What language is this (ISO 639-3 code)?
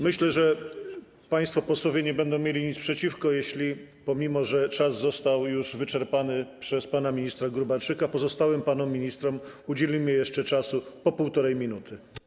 pol